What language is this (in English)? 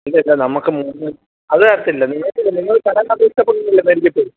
Malayalam